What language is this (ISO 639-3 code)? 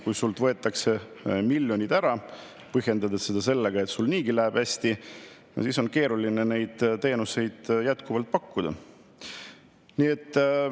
est